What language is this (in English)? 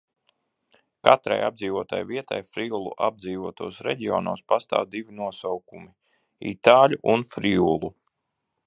Latvian